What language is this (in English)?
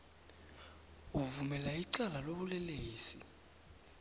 South Ndebele